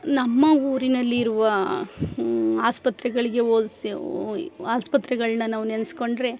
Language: Kannada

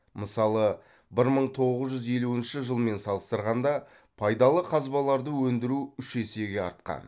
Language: Kazakh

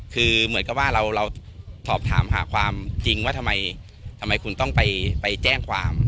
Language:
Thai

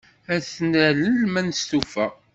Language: Kabyle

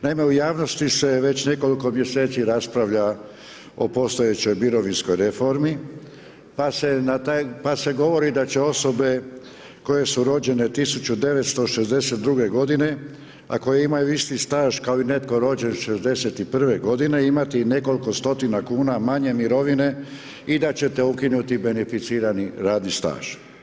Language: Croatian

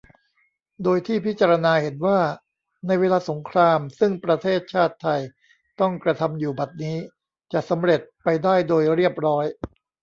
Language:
Thai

